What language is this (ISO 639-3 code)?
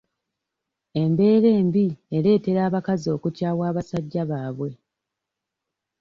lug